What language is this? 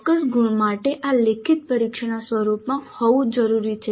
Gujarati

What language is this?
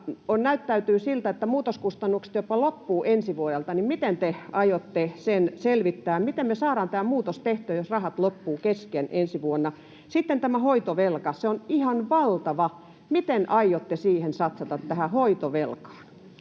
Finnish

